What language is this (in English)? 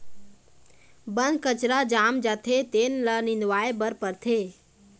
Chhattisgarhi